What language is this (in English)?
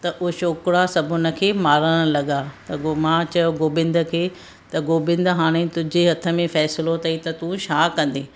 Sindhi